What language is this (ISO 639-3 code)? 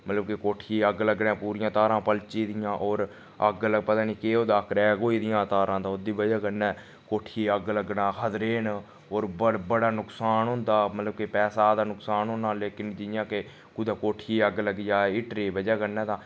doi